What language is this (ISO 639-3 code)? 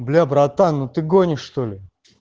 rus